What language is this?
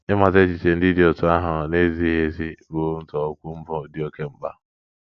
Igbo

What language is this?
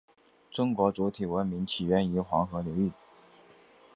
Chinese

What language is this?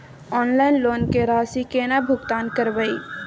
Maithili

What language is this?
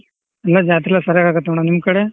Kannada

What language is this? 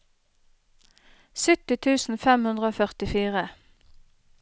Norwegian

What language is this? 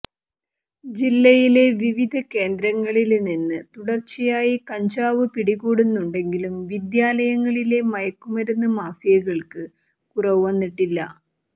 Malayalam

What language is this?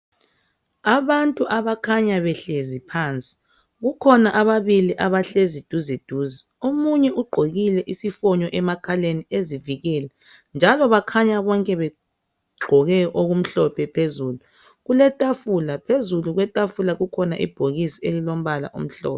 North Ndebele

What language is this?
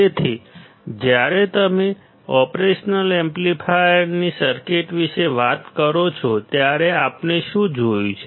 Gujarati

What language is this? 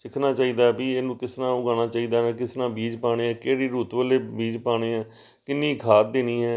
Punjabi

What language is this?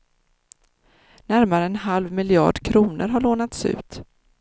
Swedish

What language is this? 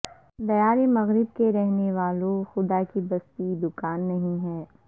Urdu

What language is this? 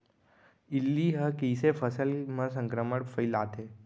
Chhattisgarhi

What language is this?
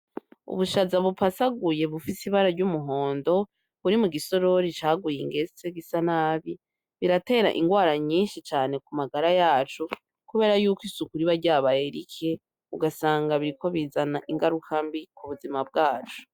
Rundi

